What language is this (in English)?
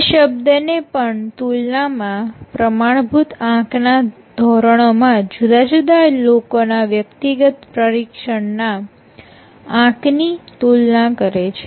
Gujarati